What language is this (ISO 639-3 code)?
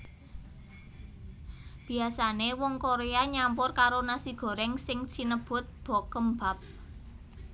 jav